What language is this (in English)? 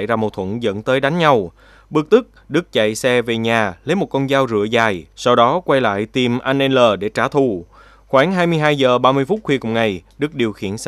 Vietnamese